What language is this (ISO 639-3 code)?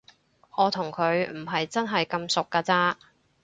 yue